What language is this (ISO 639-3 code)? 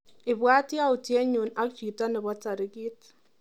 kln